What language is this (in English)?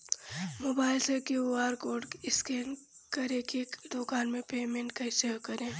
Bhojpuri